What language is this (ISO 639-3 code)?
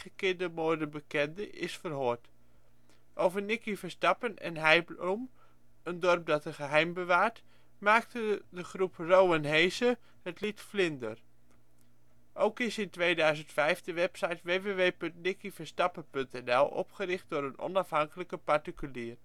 nld